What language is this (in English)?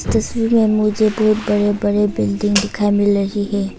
Hindi